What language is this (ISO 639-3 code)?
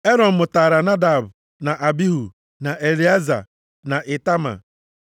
ibo